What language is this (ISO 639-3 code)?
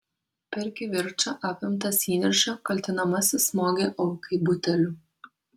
lit